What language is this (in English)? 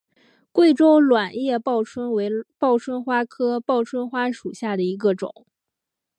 Chinese